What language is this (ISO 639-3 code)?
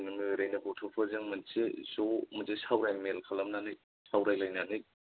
brx